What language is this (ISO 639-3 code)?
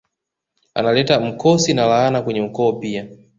swa